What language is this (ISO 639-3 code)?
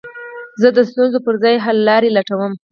pus